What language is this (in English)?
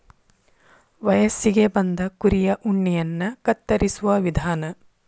Kannada